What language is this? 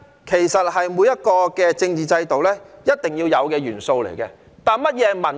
Cantonese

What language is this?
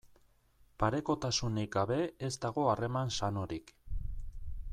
Basque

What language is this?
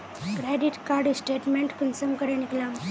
Magahi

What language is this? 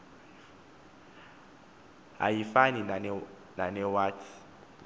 Xhosa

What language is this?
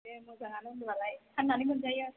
Bodo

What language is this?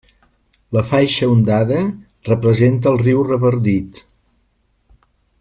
Catalan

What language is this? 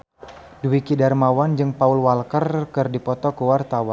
Sundanese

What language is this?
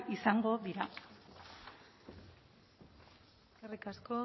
Basque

